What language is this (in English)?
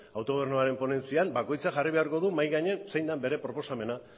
Basque